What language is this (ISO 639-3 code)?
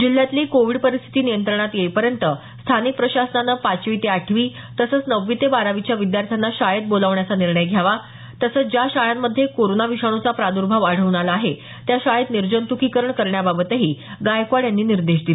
mar